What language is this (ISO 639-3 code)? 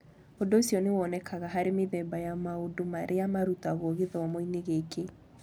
kik